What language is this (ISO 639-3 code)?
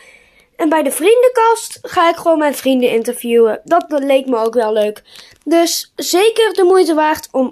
nld